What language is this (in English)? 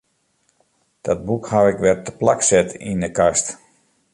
Western Frisian